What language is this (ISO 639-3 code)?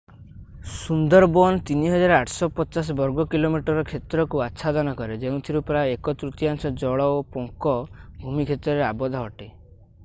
ori